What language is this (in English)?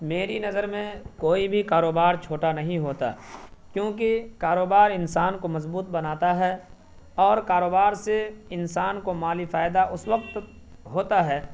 Urdu